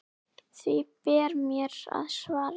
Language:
Icelandic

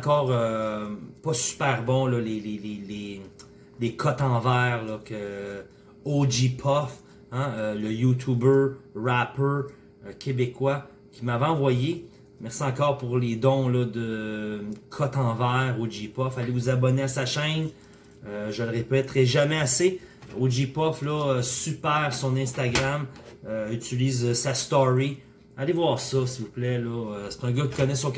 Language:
French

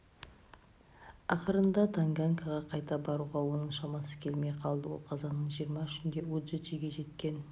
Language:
Kazakh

